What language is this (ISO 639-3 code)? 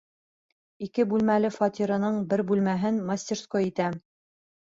bak